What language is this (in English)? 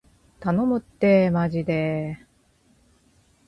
Japanese